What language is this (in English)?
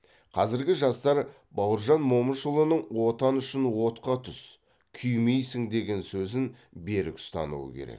Kazakh